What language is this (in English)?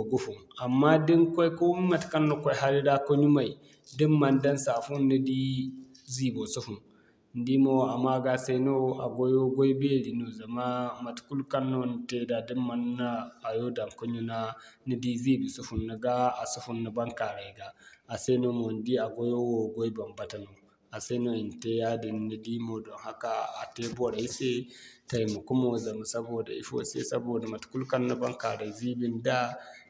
Zarma